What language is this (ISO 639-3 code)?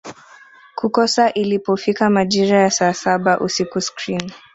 swa